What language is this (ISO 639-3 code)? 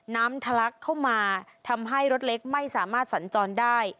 tha